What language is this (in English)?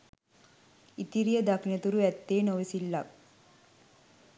Sinhala